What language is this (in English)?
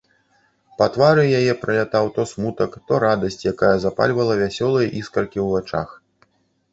Belarusian